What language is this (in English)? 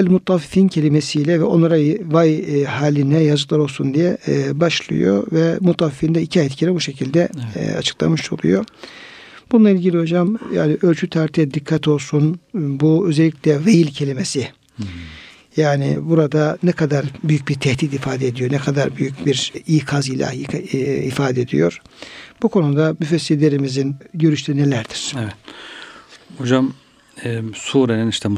Turkish